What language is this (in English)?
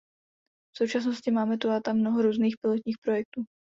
Czech